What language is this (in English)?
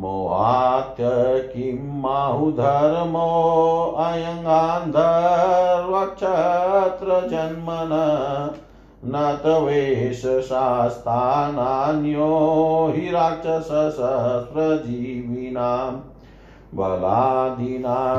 Hindi